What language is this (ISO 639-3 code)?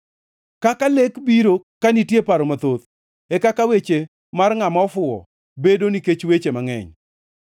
luo